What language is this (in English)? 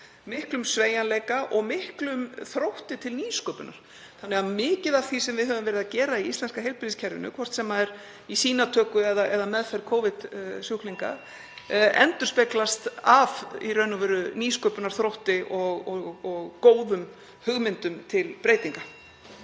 Icelandic